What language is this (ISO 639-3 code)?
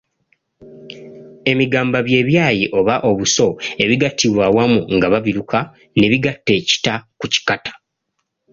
lug